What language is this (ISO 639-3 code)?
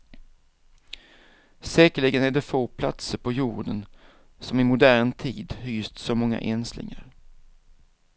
swe